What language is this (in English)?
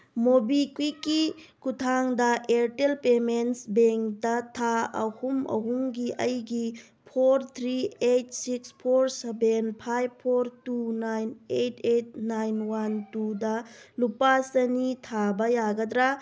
Manipuri